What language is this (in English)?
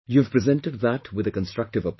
English